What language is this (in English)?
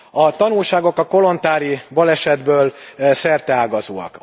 Hungarian